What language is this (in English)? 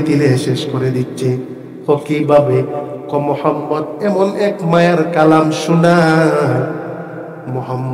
Arabic